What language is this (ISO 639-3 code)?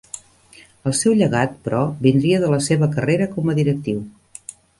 cat